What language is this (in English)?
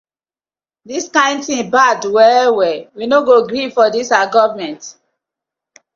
Nigerian Pidgin